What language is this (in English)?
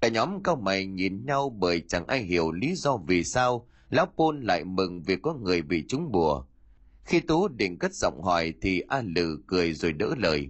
Vietnamese